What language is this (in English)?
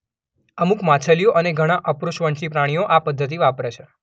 Gujarati